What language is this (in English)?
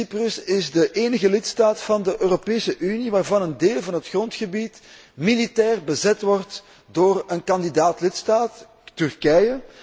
Dutch